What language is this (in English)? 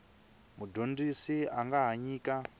Tsonga